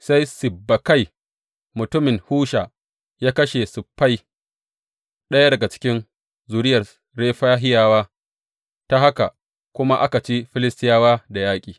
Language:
Hausa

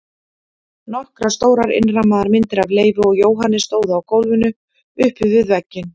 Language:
Icelandic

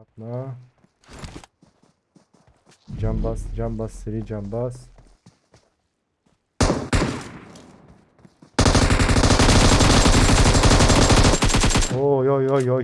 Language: Turkish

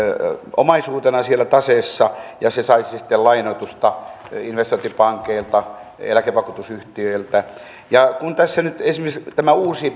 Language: Finnish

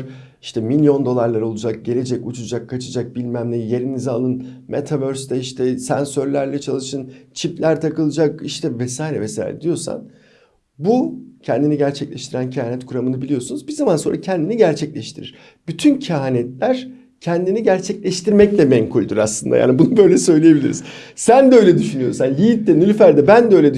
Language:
Turkish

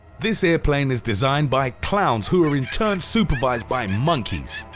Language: English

